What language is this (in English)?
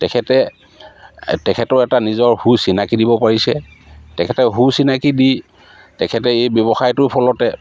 Assamese